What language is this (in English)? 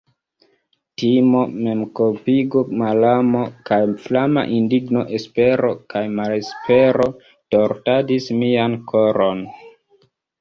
Esperanto